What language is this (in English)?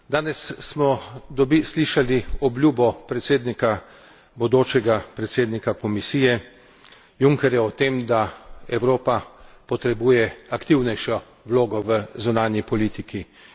Slovenian